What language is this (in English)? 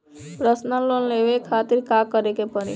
Bhojpuri